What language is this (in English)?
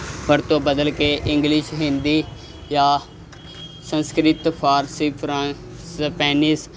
Punjabi